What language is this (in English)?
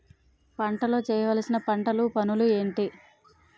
Telugu